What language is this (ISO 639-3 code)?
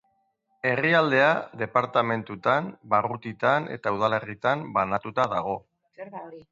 eus